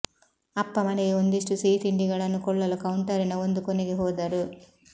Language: Kannada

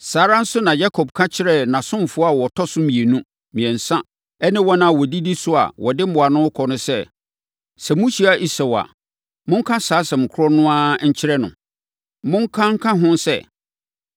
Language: Akan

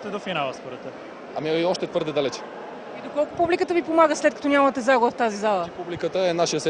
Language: Bulgarian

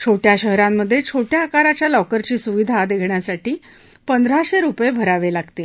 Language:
Marathi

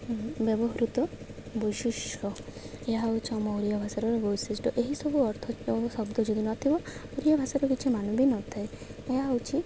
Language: Odia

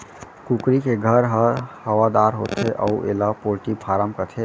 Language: Chhattisgarhi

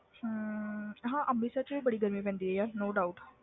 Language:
Punjabi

